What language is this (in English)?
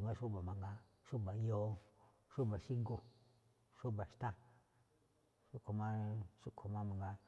Malinaltepec Me'phaa